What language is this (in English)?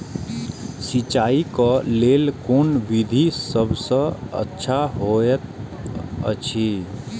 Maithili